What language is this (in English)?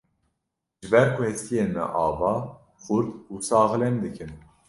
Kurdish